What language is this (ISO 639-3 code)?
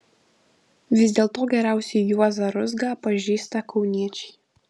lit